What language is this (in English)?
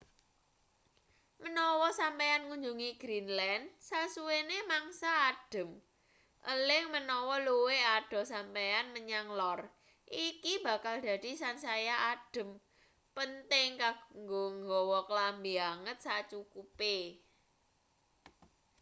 Javanese